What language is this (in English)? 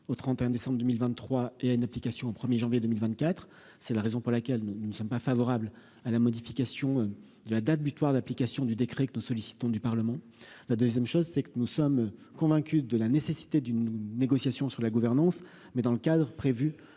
French